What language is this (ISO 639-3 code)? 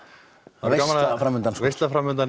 isl